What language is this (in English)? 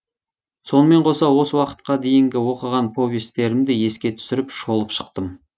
Kazakh